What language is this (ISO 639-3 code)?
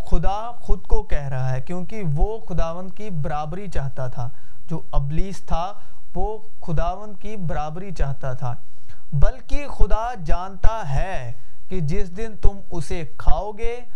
urd